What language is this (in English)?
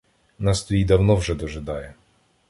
Ukrainian